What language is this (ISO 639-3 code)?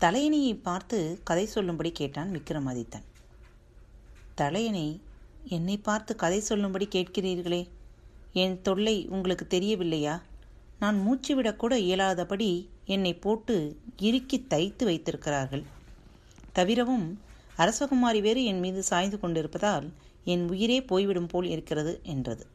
tam